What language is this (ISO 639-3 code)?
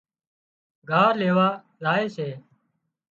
kxp